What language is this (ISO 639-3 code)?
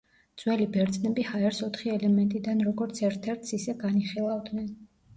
kat